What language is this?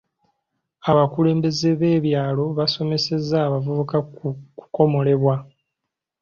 Ganda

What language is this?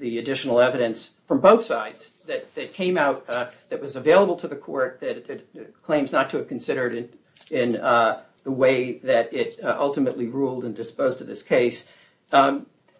English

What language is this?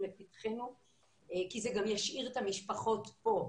Hebrew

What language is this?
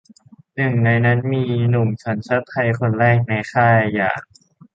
Thai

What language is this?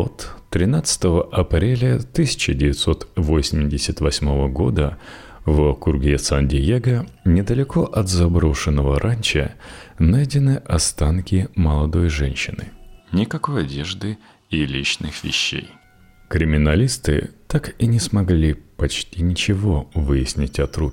Russian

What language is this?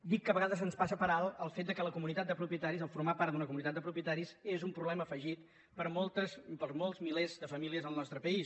Catalan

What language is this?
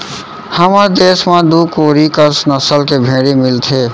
Chhattisgarhi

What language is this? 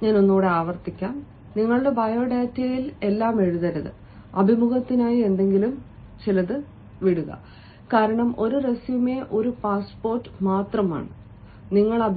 Malayalam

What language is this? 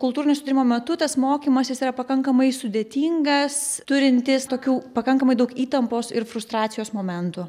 Lithuanian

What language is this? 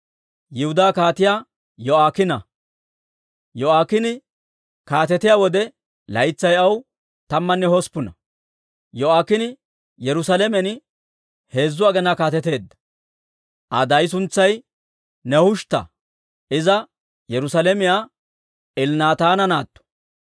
Dawro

